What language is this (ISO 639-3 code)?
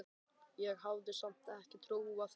isl